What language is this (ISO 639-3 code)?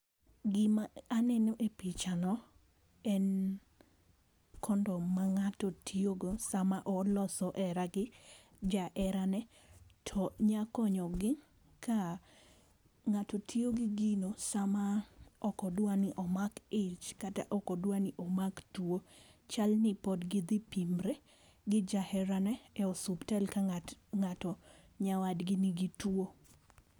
luo